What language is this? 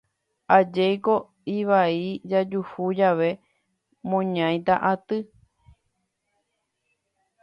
Guarani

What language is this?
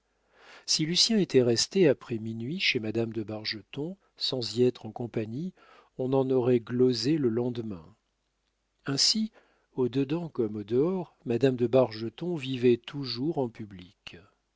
French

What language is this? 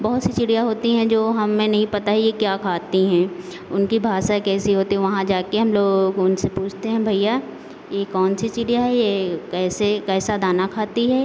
Hindi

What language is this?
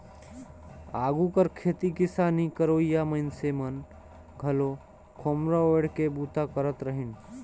Chhattisgarhi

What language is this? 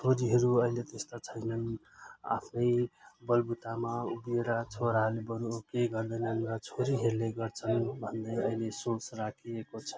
Nepali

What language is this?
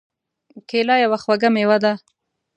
Pashto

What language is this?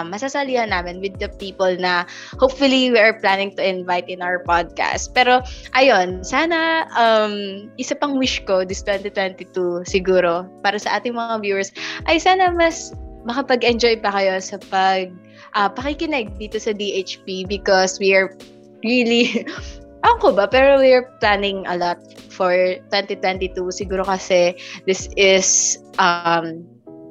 Filipino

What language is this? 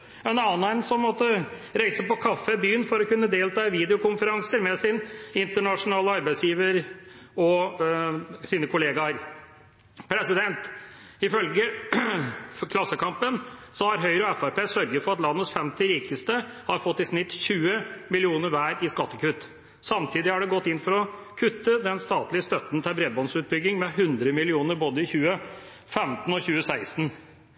Norwegian Bokmål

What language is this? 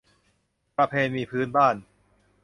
Thai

